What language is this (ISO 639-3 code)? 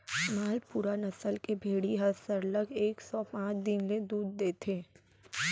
hne